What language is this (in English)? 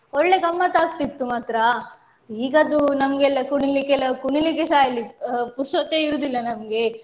Kannada